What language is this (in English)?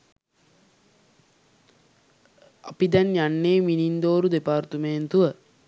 Sinhala